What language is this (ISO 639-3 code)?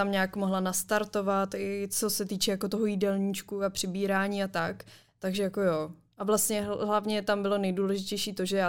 ces